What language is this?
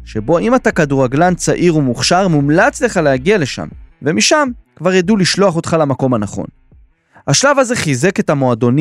Hebrew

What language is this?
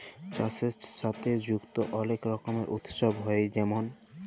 Bangla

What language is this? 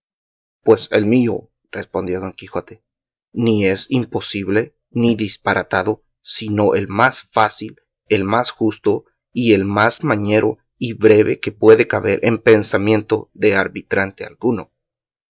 Spanish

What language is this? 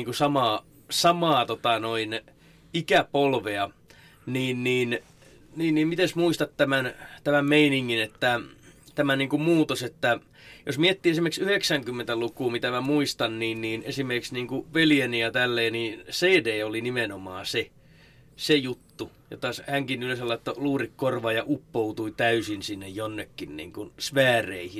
Finnish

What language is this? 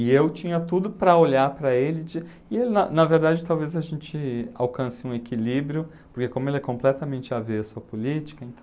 Portuguese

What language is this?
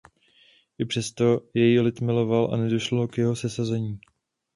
Czech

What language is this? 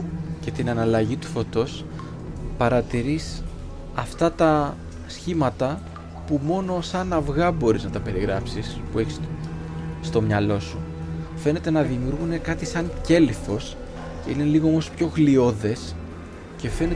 Greek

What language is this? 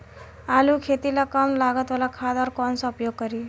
Bhojpuri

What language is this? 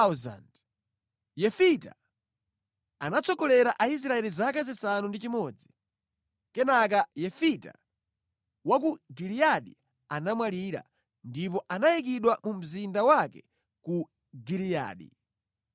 Nyanja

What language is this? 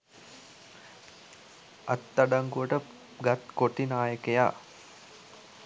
Sinhala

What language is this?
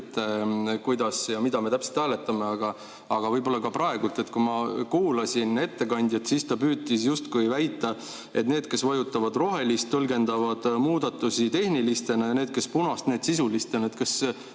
Estonian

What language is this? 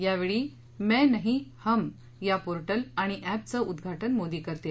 Marathi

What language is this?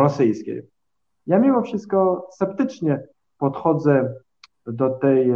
Polish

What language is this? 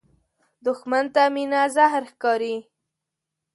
Pashto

